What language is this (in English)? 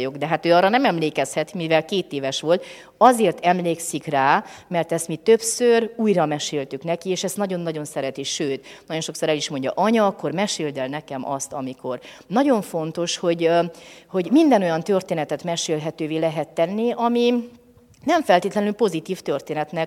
Hungarian